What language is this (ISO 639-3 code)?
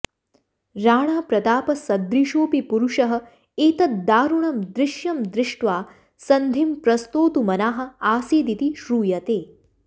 san